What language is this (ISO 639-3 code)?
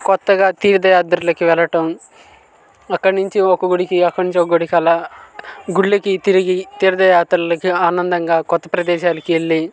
tel